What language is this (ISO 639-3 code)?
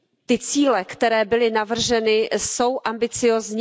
ces